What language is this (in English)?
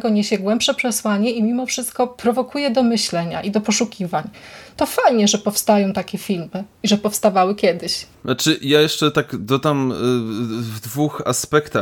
Polish